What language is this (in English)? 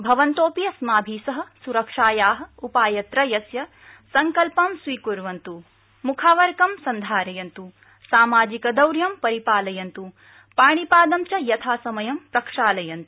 Sanskrit